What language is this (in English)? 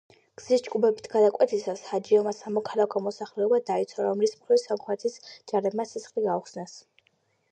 Georgian